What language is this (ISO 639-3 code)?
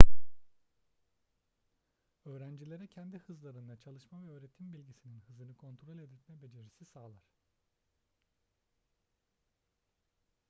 tur